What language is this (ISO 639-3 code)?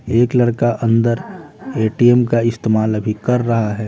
hin